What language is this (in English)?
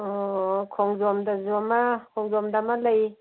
Manipuri